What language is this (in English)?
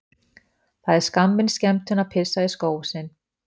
Icelandic